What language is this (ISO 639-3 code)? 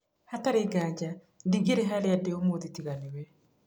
kik